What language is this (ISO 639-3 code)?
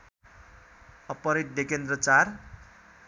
nep